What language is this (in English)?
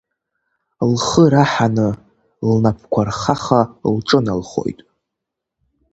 Abkhazian